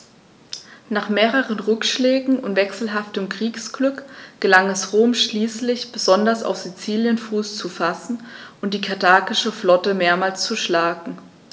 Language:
German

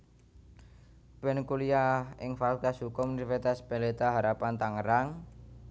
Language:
Javanese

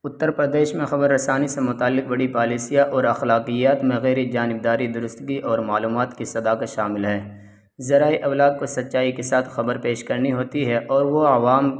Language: Urdu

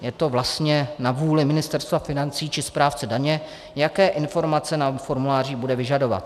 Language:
Czech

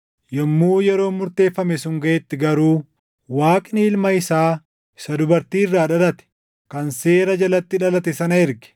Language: Oromo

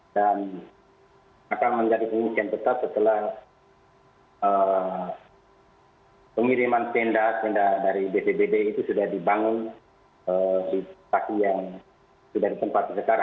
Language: Indonesian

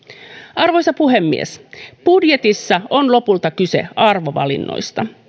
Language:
Finnish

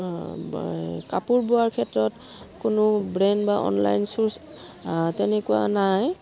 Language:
Assamese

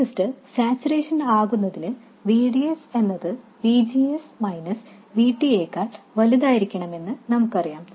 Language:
Malayalam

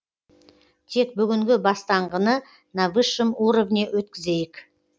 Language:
Kazakh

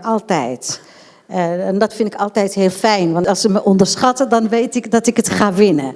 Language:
Dutch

